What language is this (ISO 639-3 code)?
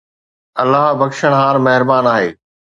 snd